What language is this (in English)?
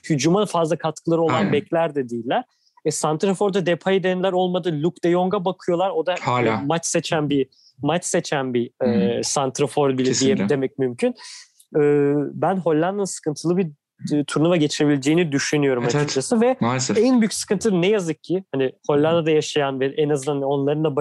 Turkish